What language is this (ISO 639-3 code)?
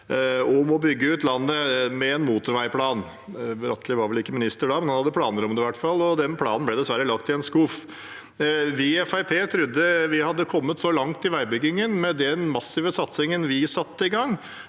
nor